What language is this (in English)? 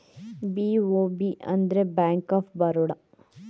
Kannada